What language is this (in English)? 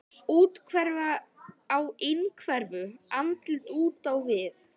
Icelandic